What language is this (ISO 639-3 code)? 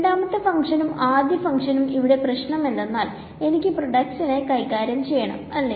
mal